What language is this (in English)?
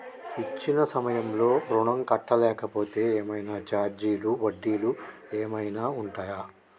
Telugu